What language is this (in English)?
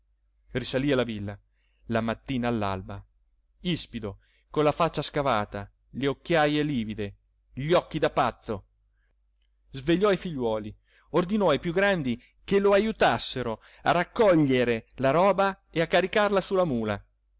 Italian